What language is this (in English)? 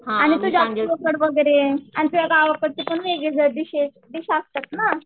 Marathi